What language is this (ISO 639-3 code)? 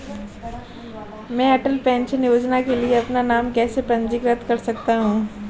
hin